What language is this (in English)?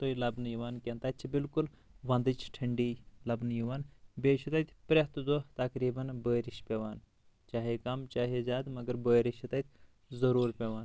Kashmiri